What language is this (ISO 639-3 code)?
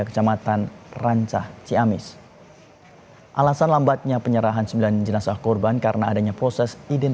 ind